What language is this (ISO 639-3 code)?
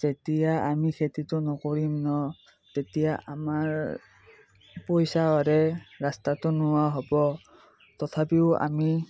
asm